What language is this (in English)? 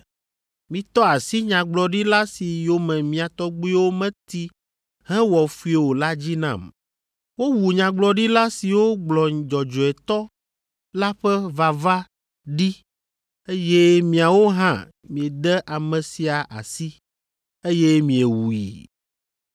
Ewe